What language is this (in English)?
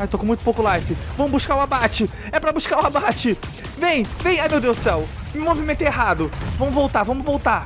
Portuguese